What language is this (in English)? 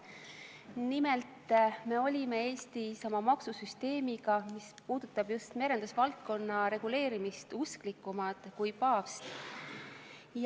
Estonian